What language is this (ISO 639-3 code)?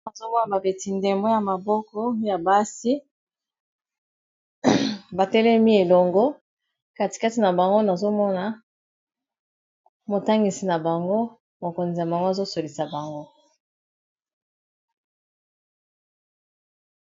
lin